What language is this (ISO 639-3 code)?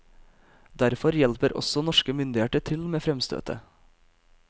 nor